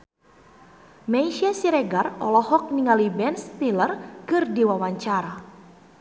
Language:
Sundanese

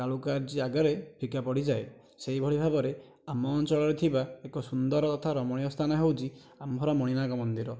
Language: Odia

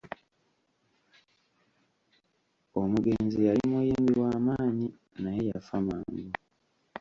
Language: Ganda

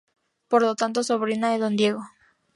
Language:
Spanish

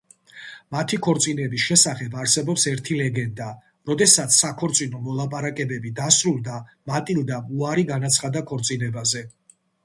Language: Georgian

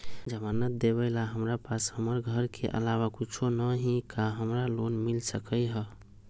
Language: Magahi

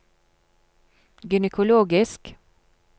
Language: Norwegian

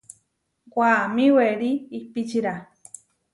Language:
Huarijio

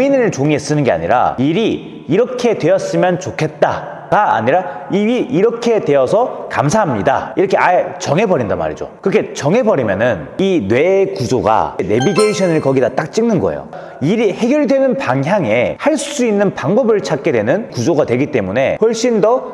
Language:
Korean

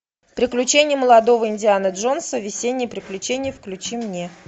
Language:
Russian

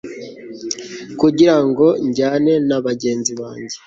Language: Kinyarwanda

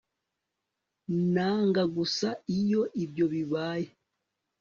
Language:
Kinyarwanda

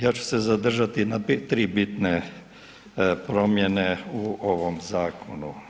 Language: Croatian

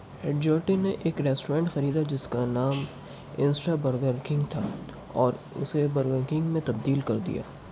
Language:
Urdu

